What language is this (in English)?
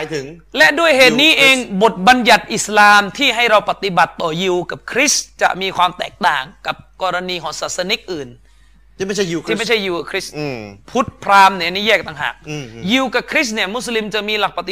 Thai